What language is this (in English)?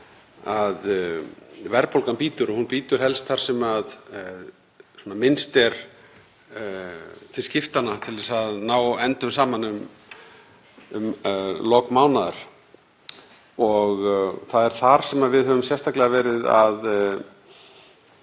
Icelandic